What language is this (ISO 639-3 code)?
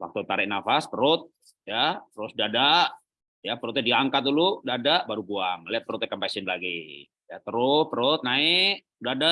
ind